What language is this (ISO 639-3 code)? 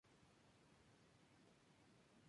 spa